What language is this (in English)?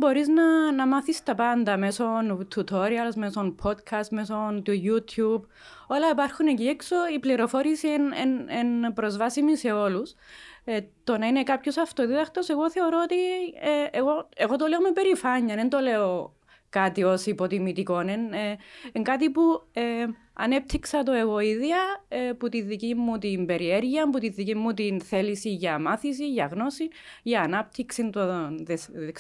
Greek